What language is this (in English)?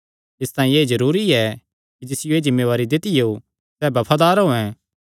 Kangri